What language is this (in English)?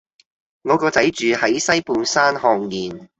Cantonese